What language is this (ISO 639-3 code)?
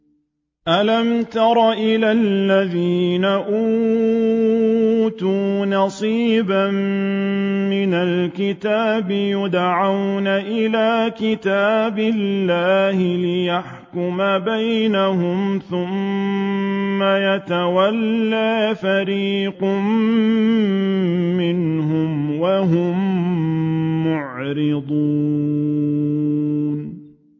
ara